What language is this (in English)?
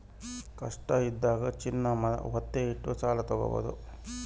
Kannada